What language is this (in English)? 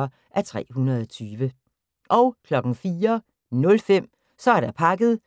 Danish